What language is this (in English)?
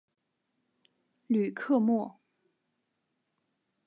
Chinese